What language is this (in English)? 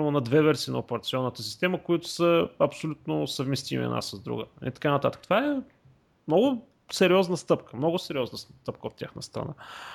Bulgarian